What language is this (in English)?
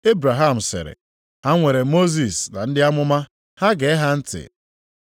Igbo